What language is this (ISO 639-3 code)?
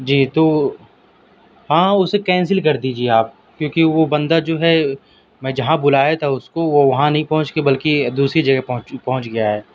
urd